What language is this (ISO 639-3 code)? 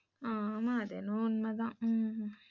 tam